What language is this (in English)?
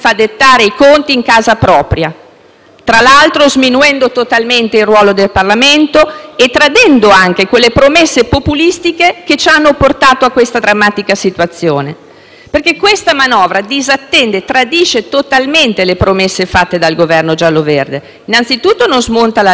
Italian